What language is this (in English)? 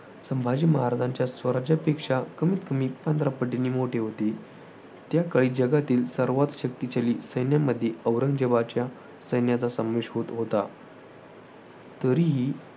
Marathi